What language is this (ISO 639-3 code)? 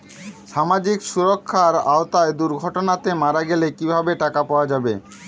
ben